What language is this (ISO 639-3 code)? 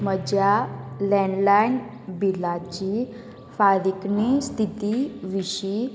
kok